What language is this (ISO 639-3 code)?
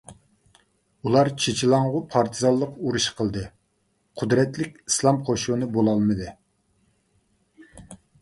uig